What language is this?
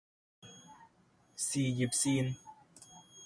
Cantonese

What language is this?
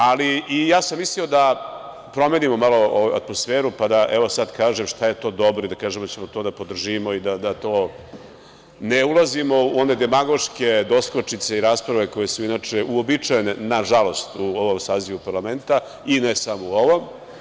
Serbian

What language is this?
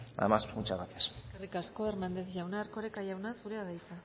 Basque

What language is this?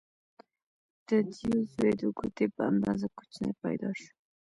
Pashto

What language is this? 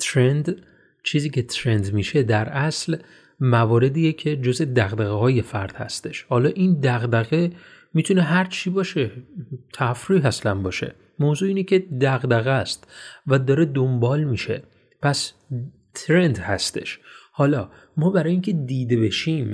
Persian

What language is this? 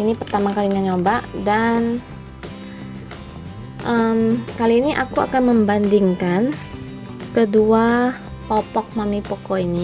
Indonesian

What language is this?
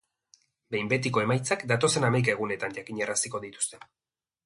Basque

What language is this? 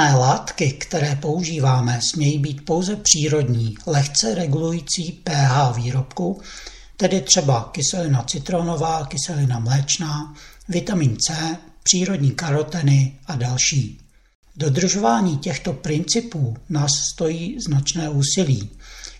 Czech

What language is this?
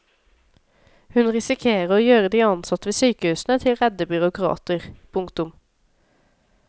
Norwegian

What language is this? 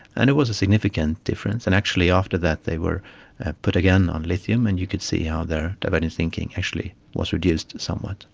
English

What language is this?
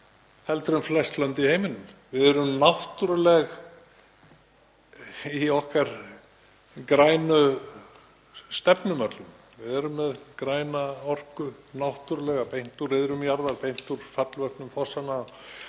Icelandic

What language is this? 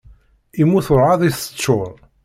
Kabyle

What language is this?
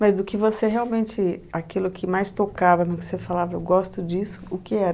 Portuguese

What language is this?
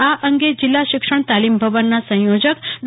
Gujarati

